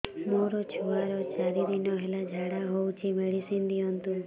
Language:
Odia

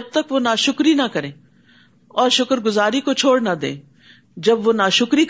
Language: Urdu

